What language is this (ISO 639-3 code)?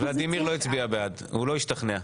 heb